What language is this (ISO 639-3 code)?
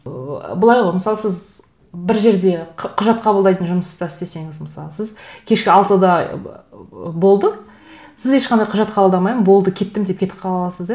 kaz